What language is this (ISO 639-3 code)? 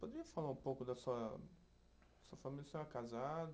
por